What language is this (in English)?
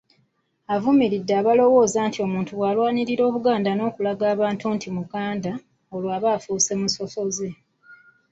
Ganda